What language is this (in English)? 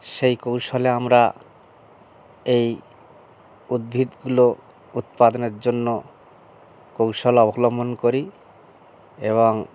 Bangla